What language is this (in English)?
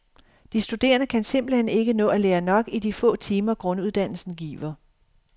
Danish